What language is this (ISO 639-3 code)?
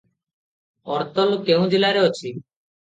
ori